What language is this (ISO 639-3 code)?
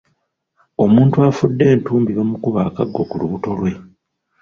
lug